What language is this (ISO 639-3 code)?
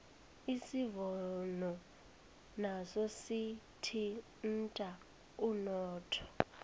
nbl